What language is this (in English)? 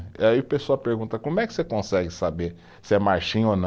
Portuguese